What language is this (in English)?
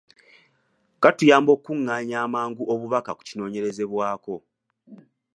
Ganda